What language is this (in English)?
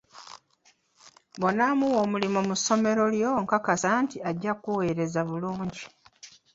Ganda